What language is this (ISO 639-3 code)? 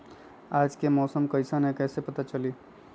mag